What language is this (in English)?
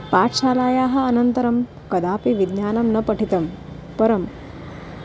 Sanskrit